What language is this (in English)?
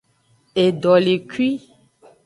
Aja (Benin)